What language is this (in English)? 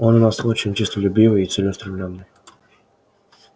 Russian